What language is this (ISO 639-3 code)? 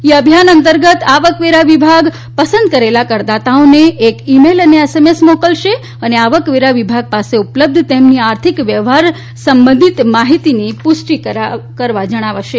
guj